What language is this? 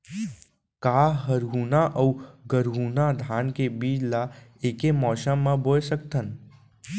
Chhattisgarhi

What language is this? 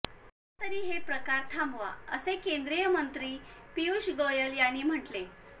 Marathi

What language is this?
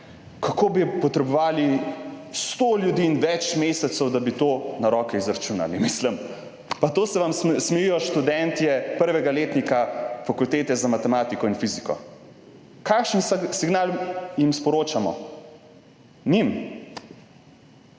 Slovenian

